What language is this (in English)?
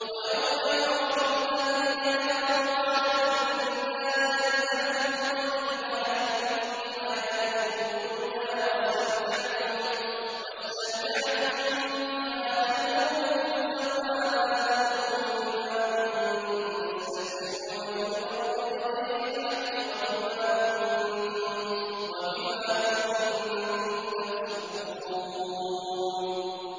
Arabic